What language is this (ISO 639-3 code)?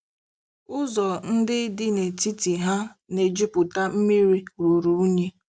ibo